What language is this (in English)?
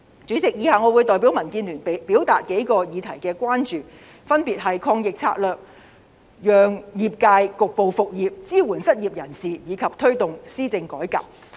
Cantonese